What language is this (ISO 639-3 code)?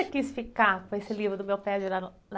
por